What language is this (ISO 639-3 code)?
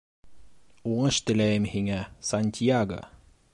bak